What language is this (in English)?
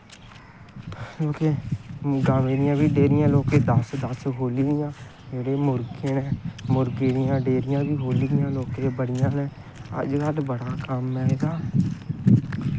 Dogri